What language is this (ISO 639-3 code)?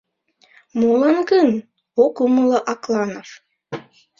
chm